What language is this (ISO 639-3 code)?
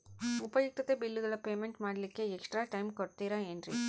kan